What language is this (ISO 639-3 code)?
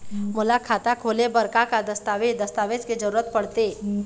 hne